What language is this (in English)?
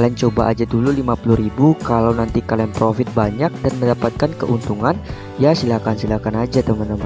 Indonesian